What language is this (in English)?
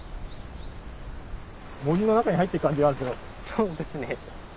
Japanese